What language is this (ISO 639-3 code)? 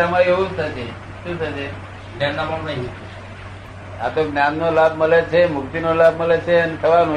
guj